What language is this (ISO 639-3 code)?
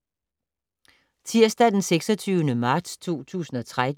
dan